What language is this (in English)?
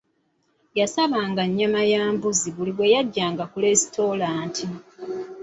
Ganda